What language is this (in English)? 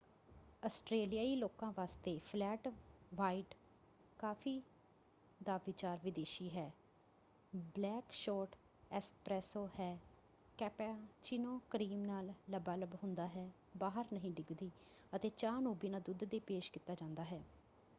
Punjabi